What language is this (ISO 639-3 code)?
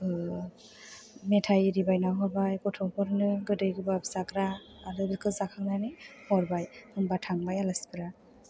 brx